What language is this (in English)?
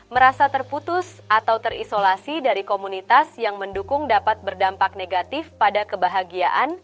Indonesian